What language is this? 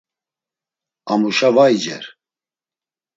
Laz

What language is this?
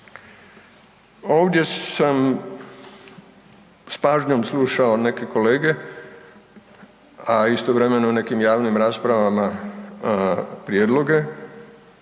Croatian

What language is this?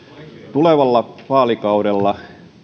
Finnish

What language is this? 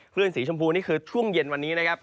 Thai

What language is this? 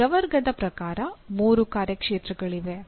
Kannada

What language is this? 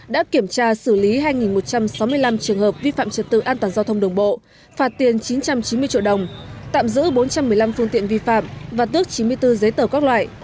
Vietnamese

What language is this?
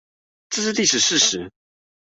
Chinese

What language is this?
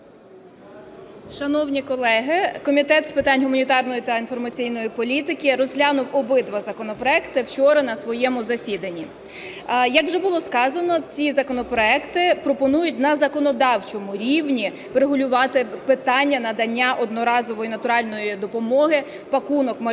Ukrainian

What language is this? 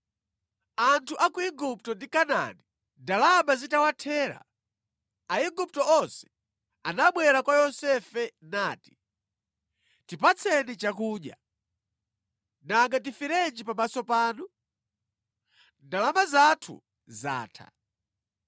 Nyanja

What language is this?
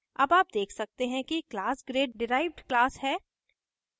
Hindi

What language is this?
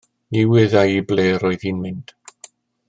Welsh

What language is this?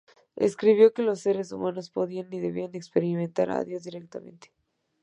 Spanish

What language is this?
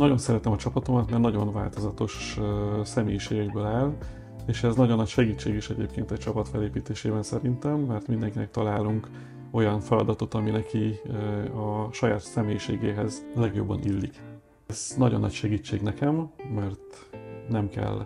Hungarian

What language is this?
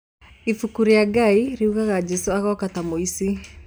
Kikuyu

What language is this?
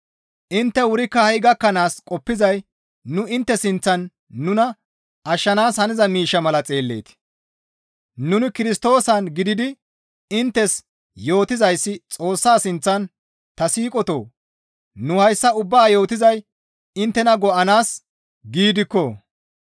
Gamo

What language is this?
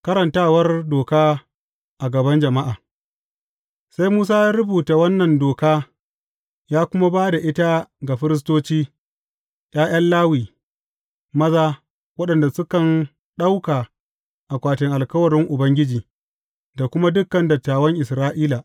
Hausa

